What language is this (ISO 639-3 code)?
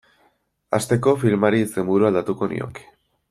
eus